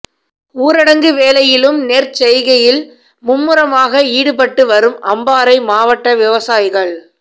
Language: Tamil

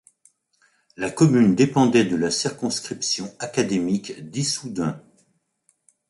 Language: French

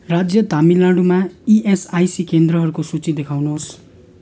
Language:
Nepali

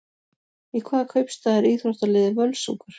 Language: Icelandic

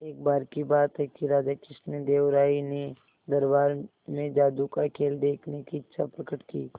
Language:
Hindi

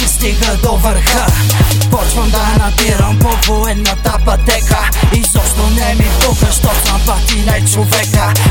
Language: Bulgarian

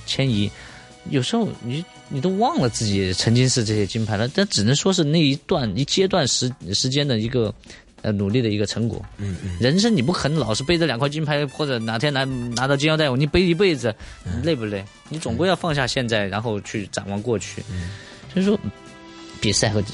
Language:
Chinese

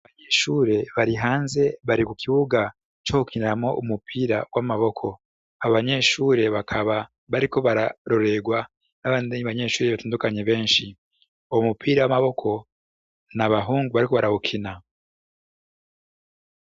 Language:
Rundi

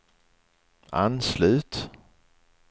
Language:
Swedish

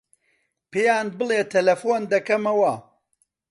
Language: Central Kurdish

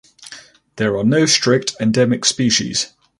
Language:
English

